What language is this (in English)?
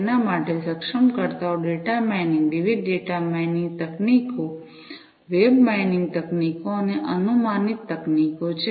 Gujarati